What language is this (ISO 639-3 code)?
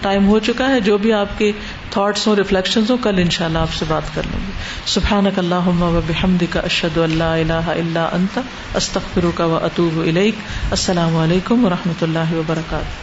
urd